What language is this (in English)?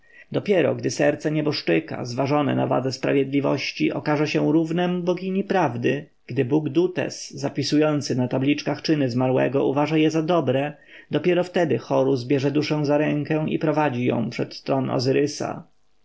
Polish